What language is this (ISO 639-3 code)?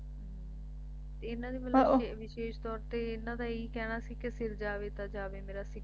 pan